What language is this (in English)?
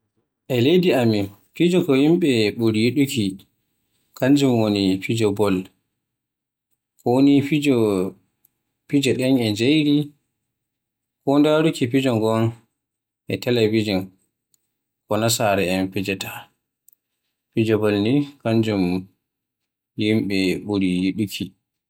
Western Niger Fulfulde